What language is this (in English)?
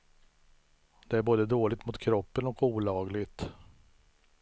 Swedish